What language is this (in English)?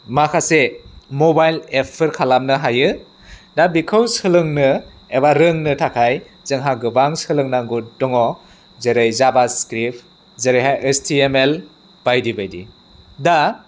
Bodo